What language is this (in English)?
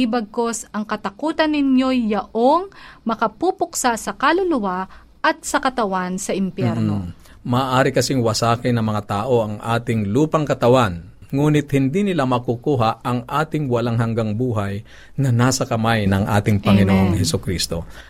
Filipino